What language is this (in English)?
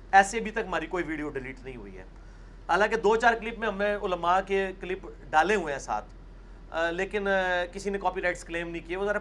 Urdu